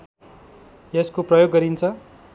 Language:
Nepali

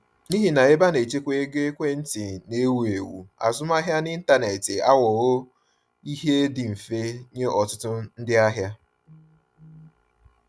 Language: Igbo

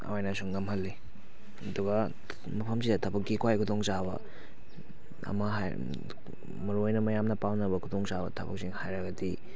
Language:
Manipuri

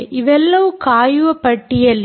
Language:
Kannada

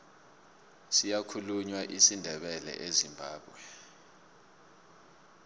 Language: South Ndebele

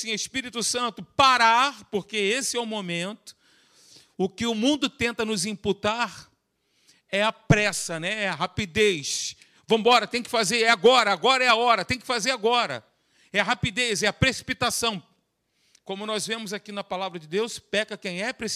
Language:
Portuguese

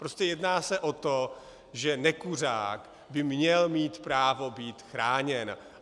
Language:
Czech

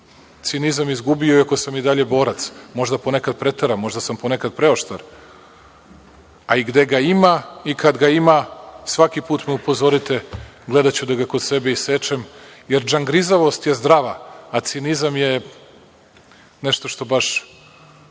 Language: Serbian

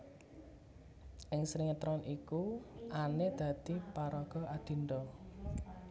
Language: Javanese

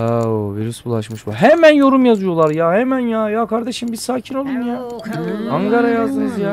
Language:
Turkish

